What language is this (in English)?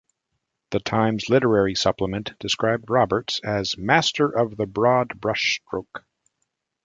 English